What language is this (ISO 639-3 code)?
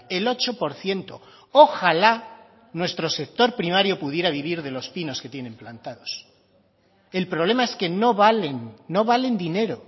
spa